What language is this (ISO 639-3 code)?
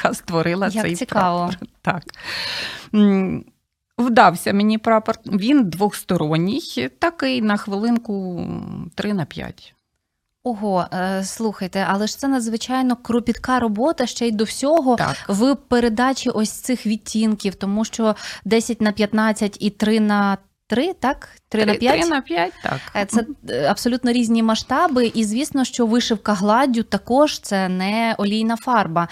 ukr